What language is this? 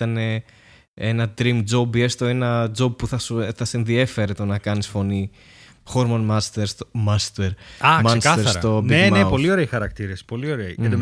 Greek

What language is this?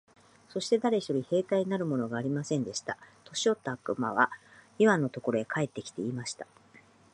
Japanese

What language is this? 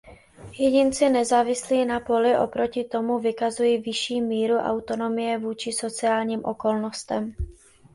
Czech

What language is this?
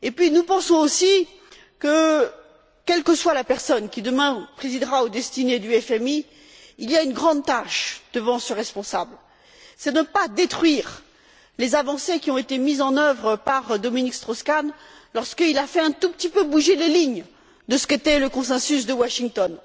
French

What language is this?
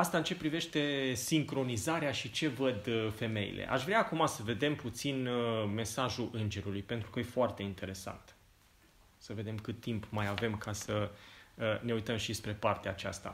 Romanian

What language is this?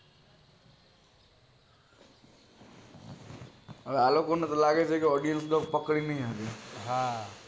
Gujarati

